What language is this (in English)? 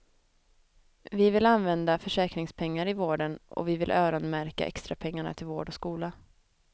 Swedish